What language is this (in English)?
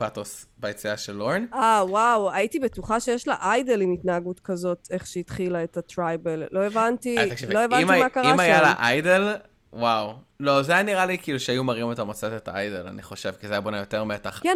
Hebrew